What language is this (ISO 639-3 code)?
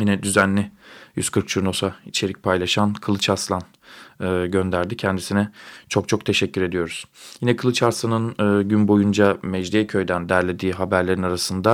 tur